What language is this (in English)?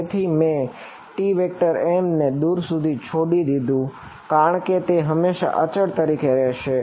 Gujarati